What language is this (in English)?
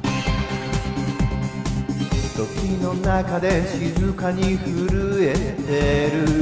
Japanese